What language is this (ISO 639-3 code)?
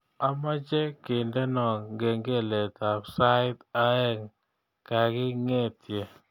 kln